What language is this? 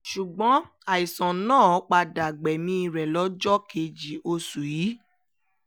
Yoruba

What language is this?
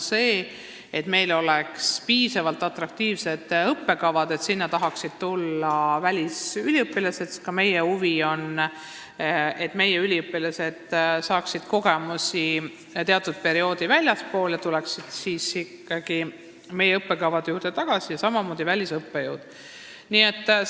Estonian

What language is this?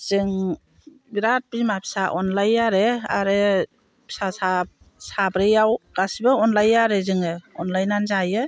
Bodo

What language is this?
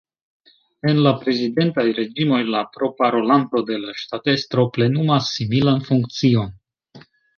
Esperanto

